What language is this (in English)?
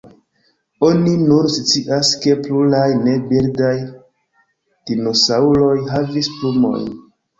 Esperanto